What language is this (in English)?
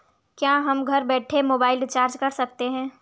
Hindi